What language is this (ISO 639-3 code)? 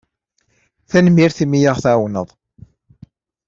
kab